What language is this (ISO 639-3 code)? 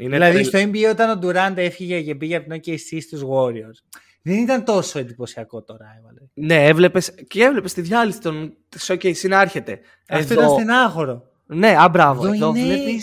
ell